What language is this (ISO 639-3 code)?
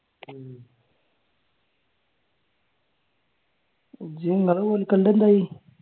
mal